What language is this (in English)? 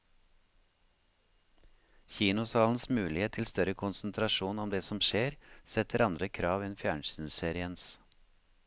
Norwegian